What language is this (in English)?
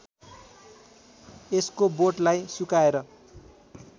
Nepali